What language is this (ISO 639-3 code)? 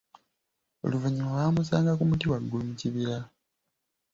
lug